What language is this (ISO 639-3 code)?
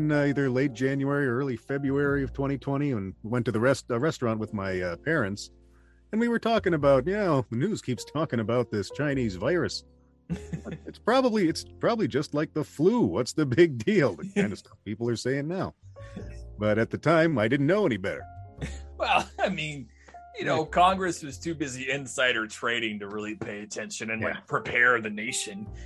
eng